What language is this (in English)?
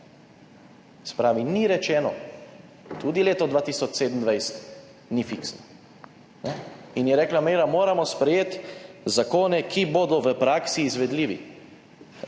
Slovenian